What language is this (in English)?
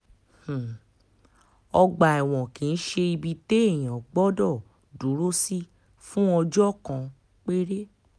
Yoruba